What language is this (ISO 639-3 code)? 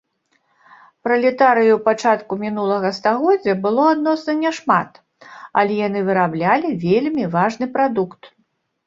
bel